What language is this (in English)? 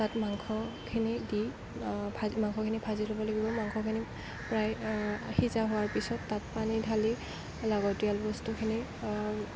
Assamese